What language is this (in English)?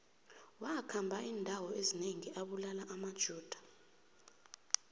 South Ndebele